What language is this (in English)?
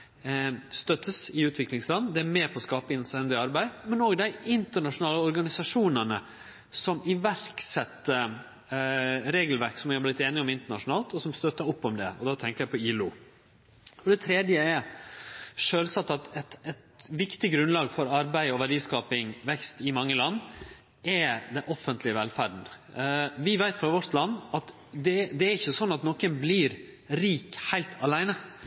Norwegian Nynorsk